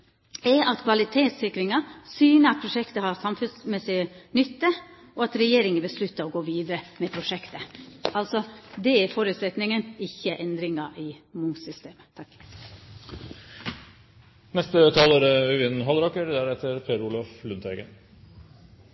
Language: Norwegian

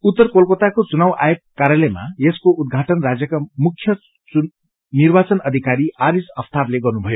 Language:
Nepali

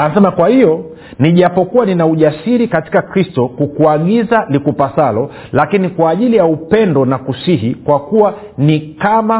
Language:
Swahili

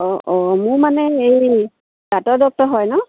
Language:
Assamese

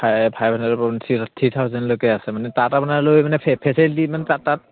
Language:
Assamese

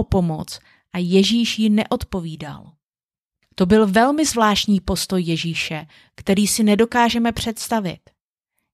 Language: Czech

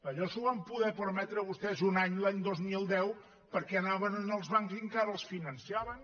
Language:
Catalan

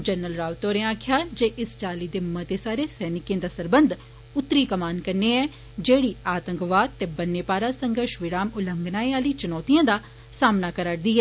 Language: Dogri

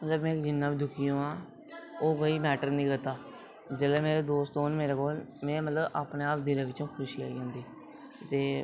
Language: Dogri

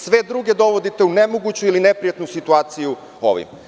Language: Serbian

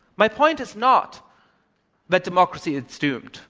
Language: English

